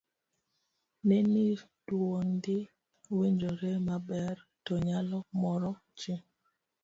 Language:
Luo (Kenya and Tanzania)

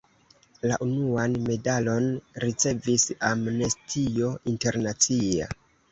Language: Esperanto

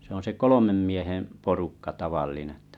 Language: Finnish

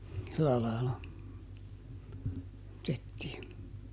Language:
Finnish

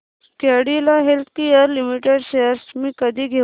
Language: Marathi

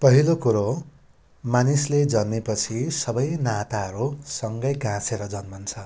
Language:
Nepali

